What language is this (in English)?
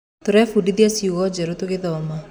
Kikuyu